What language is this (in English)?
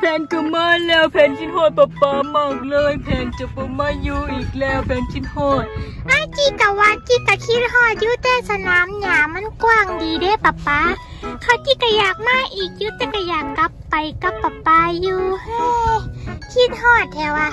Thai